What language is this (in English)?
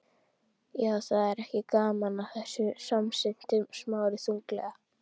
Icelandic